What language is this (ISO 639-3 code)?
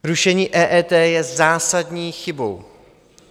ces